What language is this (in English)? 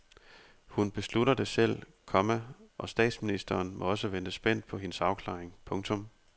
Danish